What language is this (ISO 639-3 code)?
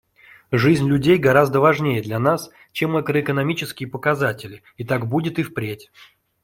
rus